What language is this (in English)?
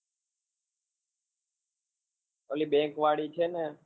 Gujarati